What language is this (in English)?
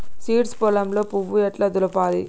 Telugu